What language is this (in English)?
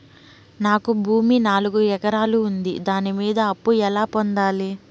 Telugu